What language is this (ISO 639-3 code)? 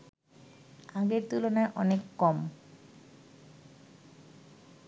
ben